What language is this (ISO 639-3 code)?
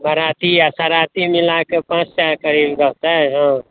mai